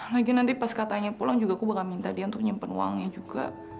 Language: Indonesian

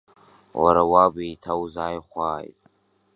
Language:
Abkhazian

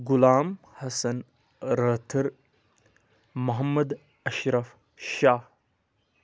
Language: Kashmiri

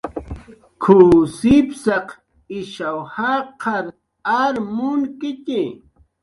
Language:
Jaqaru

